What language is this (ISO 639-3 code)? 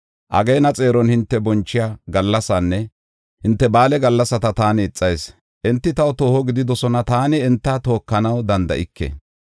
gof